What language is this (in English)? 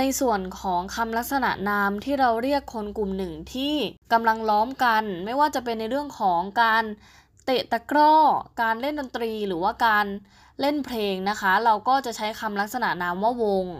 Thai